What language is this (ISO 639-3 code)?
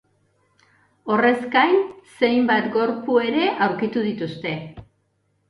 eus